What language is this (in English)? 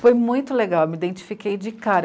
Portuguese